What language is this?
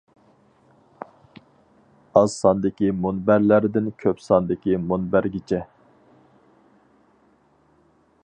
Uyghur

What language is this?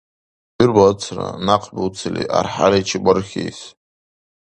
Dargwa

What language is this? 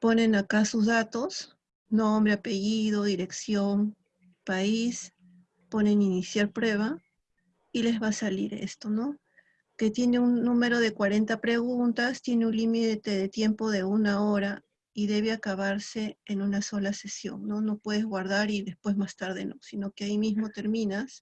Spanish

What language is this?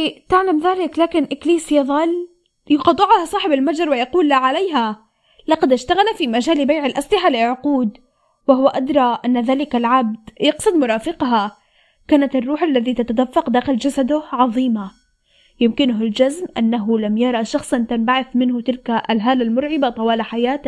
Arabic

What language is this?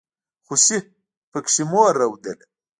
Pashto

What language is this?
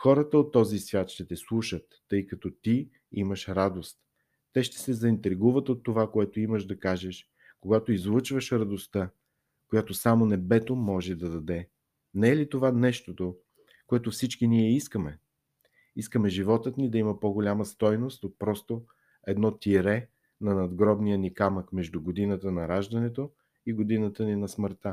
Bulgarian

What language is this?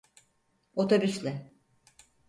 Turkish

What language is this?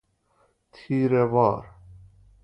Persian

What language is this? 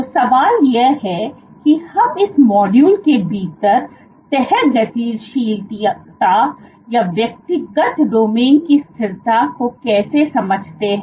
Hindi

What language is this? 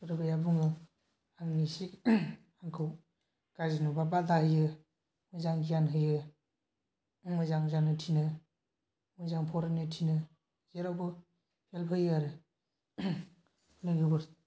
Bodo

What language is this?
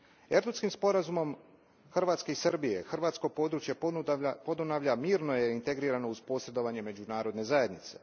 Croatian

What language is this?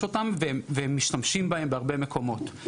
Hebrew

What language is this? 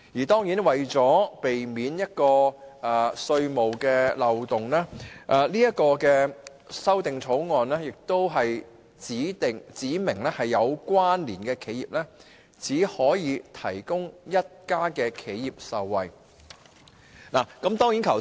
Cantonese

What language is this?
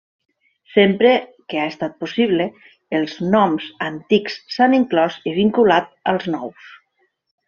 Catalan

